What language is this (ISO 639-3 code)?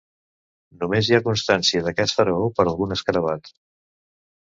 cat